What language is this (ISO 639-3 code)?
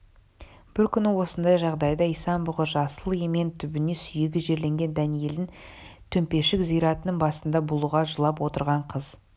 kaz